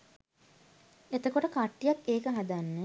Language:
Sinhala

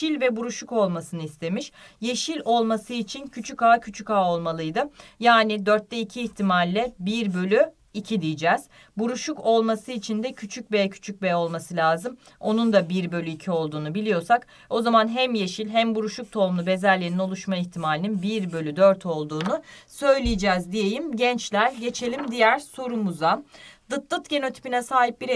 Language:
Turkish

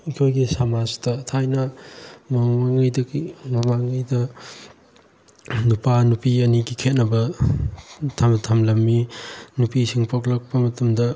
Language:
Manipuri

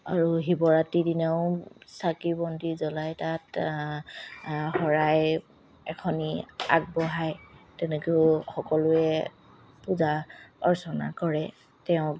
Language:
Assamese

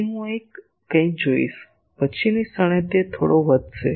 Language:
Gujarati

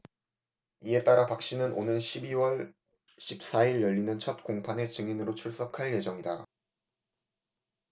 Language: Korean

